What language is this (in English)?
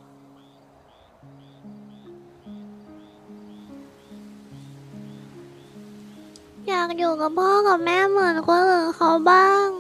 Thai